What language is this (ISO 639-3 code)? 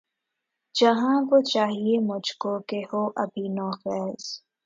urd